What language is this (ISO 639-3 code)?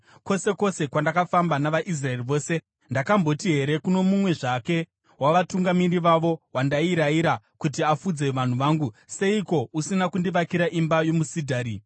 sna